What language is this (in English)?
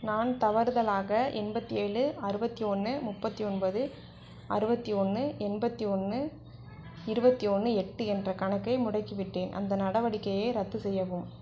Tamil